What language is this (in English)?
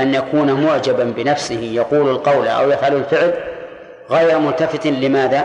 Arabic